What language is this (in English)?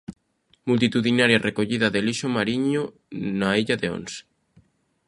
Galician